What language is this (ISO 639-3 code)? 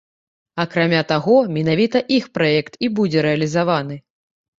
bel